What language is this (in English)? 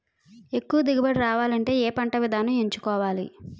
Telugu